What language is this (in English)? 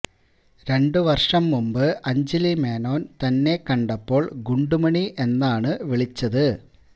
Malayalam